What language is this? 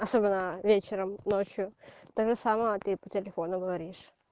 Russian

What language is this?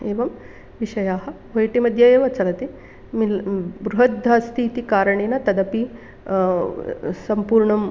Sanskrit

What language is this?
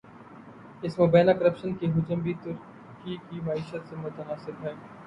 Urdu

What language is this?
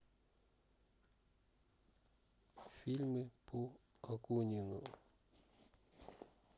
Russian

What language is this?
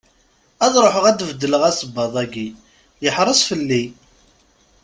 Kabyle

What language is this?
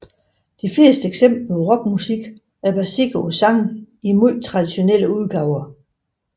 Danish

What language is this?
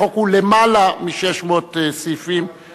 Hebrew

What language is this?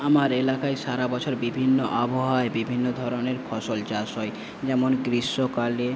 Bangla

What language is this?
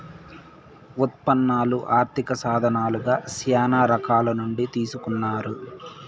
Telugu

